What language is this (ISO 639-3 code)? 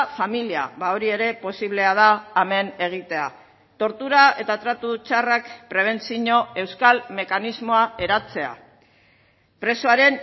eus